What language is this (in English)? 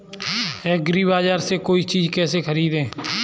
Hindi